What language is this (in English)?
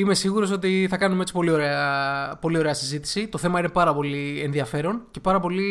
Greek